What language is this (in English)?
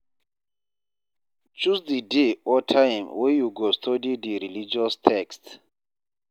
Nigerian Pidgin